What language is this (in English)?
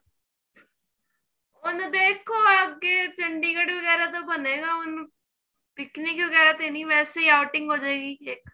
Punjabi